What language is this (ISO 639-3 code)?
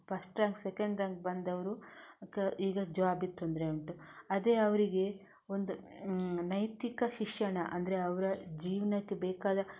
kan